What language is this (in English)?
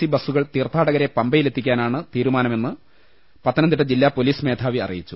Malayalam